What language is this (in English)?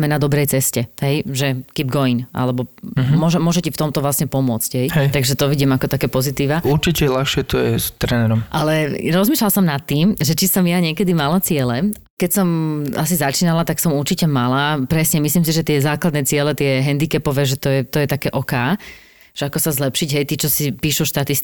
Slovak